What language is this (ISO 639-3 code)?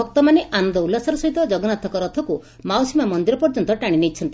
ori